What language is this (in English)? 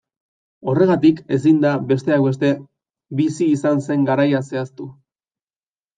Basque